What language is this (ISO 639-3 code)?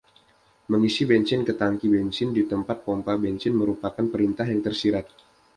ind